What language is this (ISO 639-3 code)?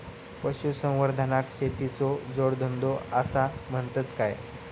mar